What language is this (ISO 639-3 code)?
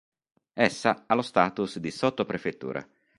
ita